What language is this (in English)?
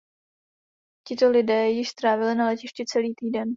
Czech